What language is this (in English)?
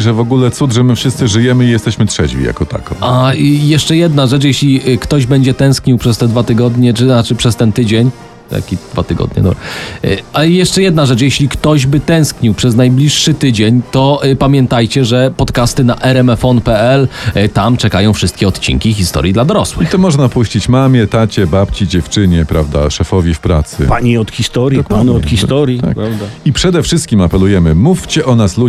Polish